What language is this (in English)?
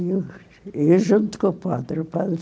Portuguese